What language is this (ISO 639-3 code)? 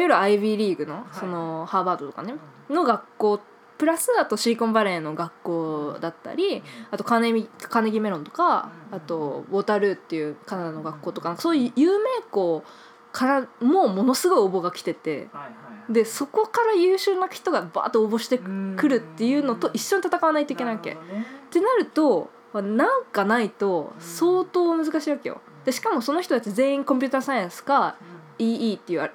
jpn